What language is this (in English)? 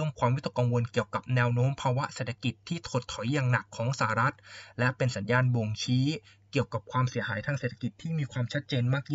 Thai